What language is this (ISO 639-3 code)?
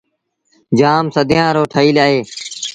sbn